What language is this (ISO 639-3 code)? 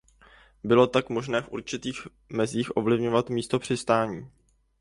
ces